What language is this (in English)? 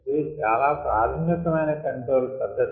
Telugu